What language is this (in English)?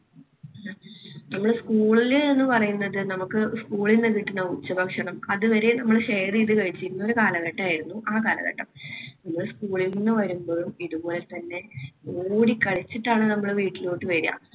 Malayalam